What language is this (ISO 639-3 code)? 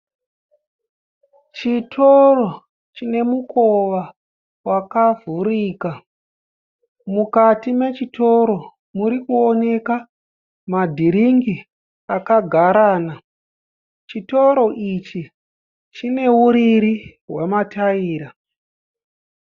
sna